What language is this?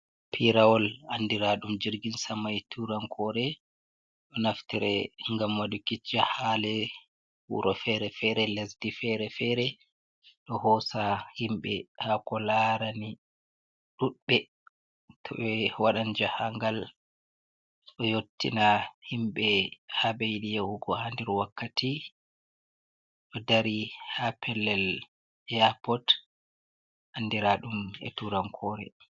Fula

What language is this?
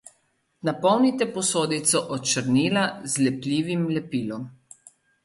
Slovenian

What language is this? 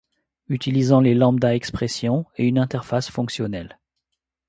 French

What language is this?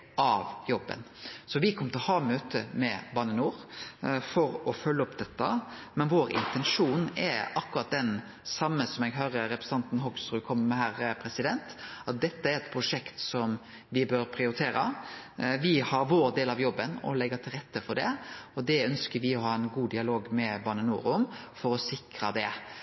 Norwegian Nynorsk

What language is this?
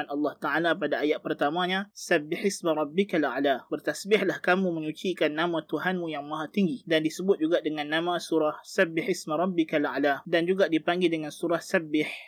Malay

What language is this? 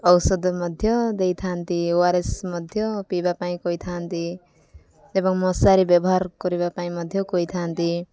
Odia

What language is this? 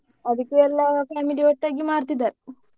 Kannada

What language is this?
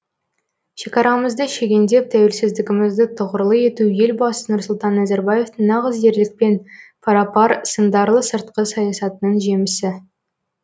Kazakh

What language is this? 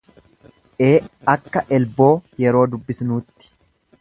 Oromo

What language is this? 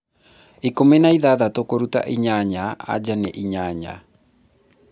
Kikuyu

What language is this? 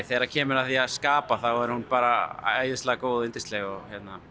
Icelandic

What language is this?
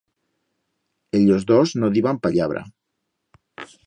Aragonese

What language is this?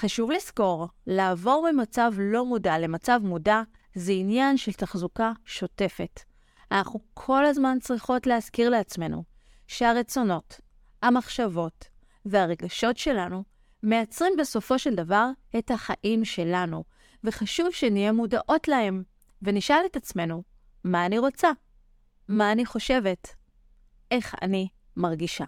Hebrew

